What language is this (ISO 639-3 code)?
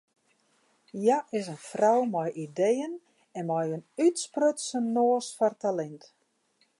fry